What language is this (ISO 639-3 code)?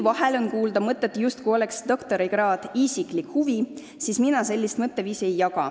est